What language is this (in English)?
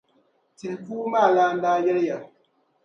Dagbani